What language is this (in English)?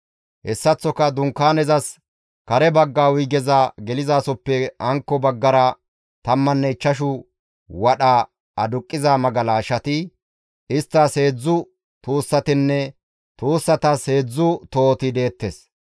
Gamo